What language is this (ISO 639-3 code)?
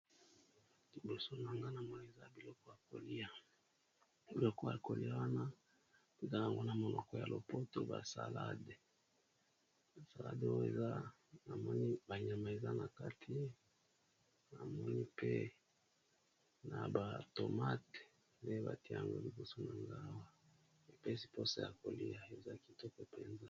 lin